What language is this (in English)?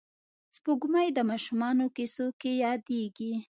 Pashto